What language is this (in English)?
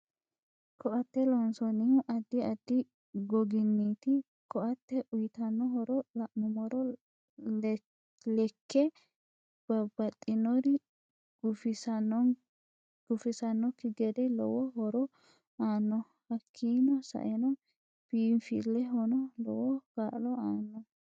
Sidamo